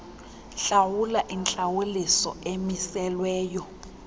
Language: Xhosa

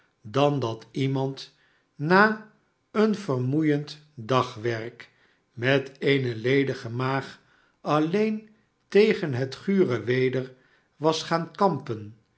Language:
Dutch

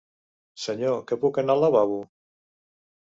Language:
Catalan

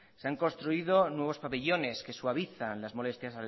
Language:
Spanish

